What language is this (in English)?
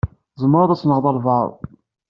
Kabyle